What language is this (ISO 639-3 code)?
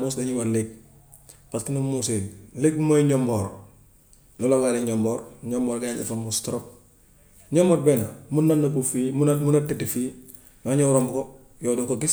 wof